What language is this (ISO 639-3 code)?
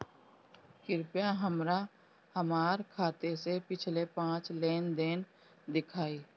bho